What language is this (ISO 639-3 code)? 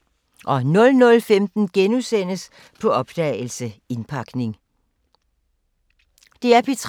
dan